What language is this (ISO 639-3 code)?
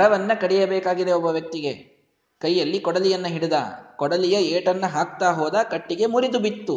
kan